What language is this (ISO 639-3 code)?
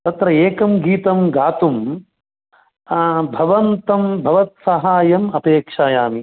san